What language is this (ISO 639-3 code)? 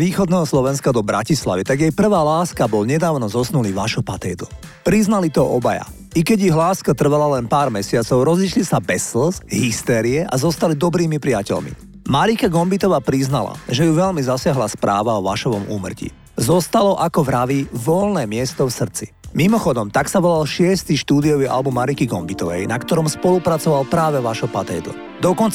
slk